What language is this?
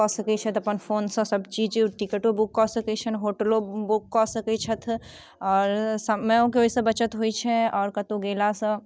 Maithili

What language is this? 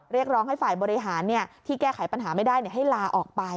Thai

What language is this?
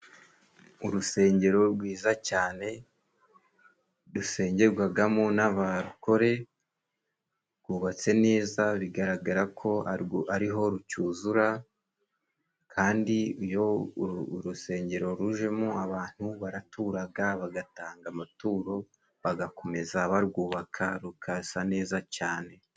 Kinyarwanda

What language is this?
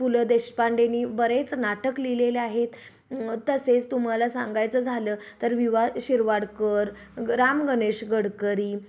Marathi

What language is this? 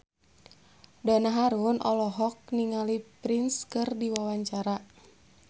Sundanese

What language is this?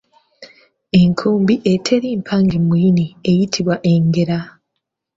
Ganda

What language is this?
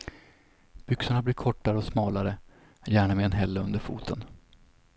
Swedish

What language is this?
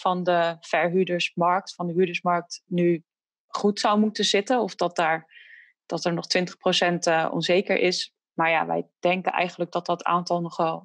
Dutch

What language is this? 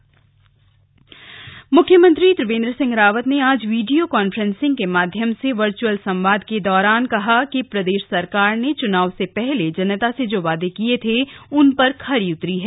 Hindi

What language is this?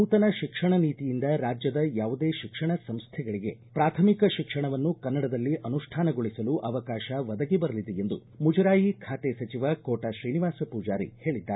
Kannada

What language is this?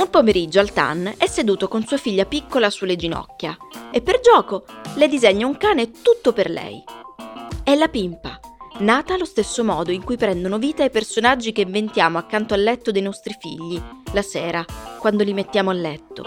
Italian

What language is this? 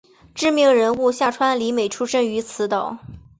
Chinese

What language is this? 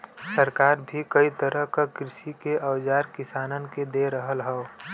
Bhojpuri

